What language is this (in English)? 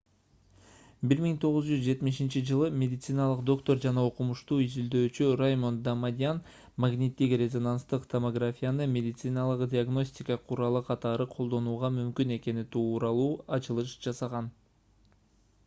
Kyrgyz